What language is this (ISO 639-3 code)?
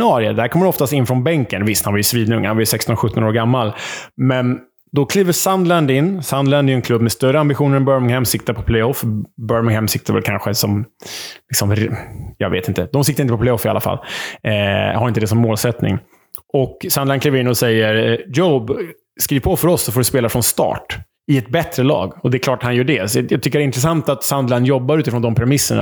swe